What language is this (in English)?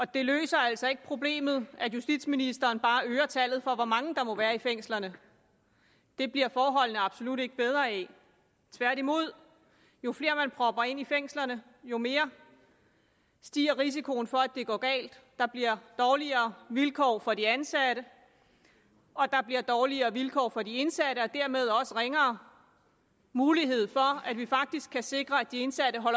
Danish